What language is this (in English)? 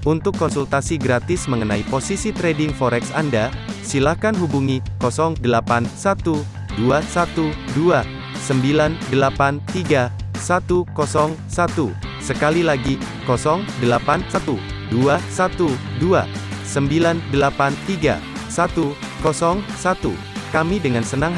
Indonesian